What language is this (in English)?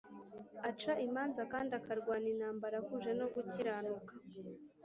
Kinyarwanda